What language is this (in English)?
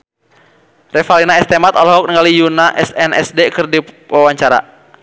Sundanese